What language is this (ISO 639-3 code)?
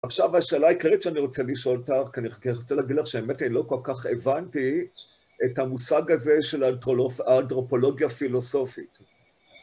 heb